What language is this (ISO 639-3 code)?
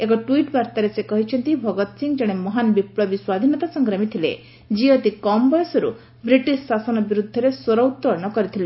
ori